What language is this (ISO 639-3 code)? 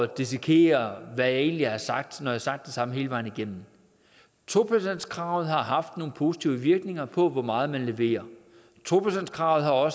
dan